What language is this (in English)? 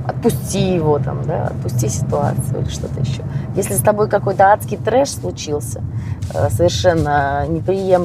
Russian